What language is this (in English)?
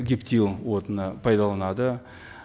Kazakh